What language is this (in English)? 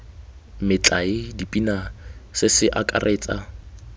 Tswana